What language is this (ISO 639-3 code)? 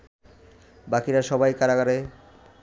ben